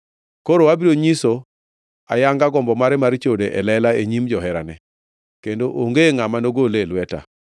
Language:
Luo (Kenya and Tanzania)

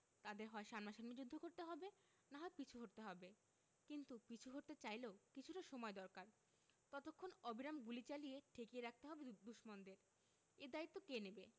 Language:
Bangla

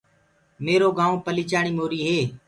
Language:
Gurgula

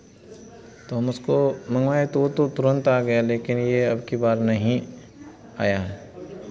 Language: Hindi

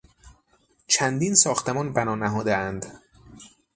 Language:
Persian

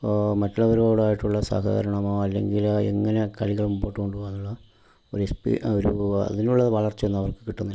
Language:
Malayalam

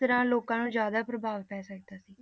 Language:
Punjabi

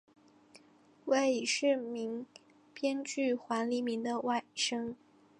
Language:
Chinese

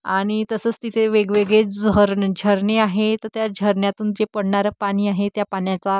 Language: Marathi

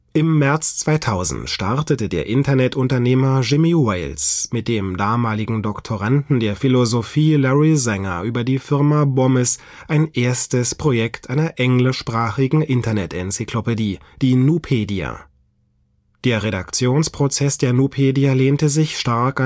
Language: German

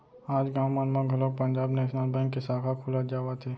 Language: Chhattisgarhi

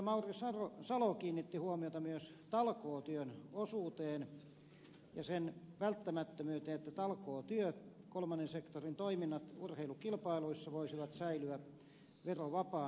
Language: Finnish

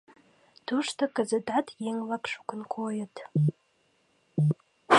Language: Mari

